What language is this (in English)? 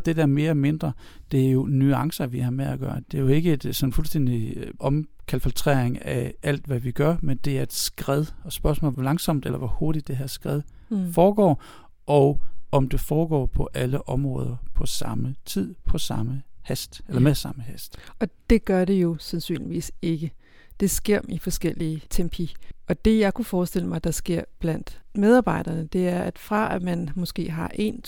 Danish